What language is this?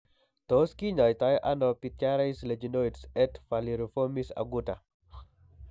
Kalenjin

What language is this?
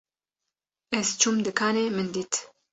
Kurdish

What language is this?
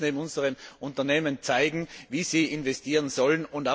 German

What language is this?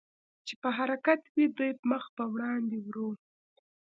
Pashto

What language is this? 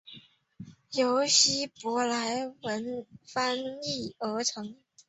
Chinese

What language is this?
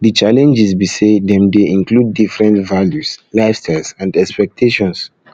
Nigerian Pidgin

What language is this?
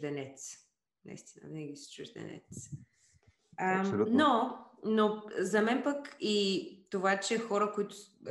Bulgarian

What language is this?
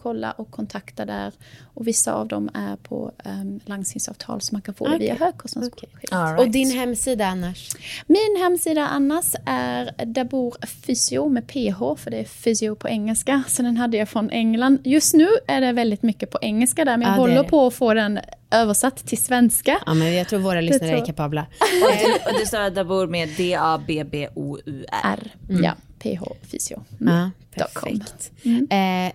Swedish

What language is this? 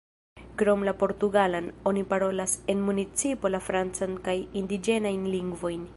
Esperanto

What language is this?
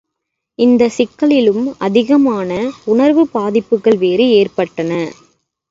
Tamil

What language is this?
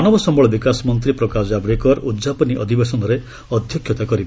Odia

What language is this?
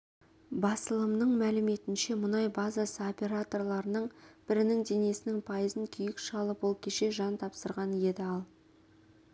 Kazakh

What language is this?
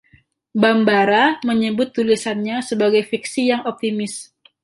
Indonesian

